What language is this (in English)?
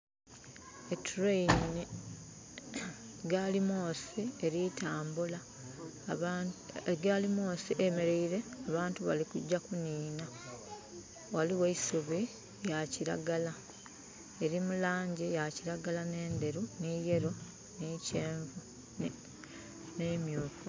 Soga